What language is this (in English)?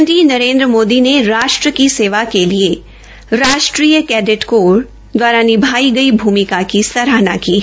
Hindi